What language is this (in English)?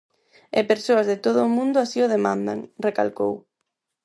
Galician